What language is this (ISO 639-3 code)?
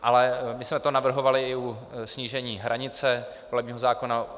ces